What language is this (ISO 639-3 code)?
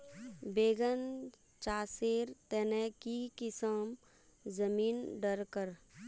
mag